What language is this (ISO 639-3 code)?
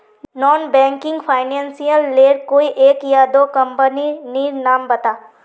mag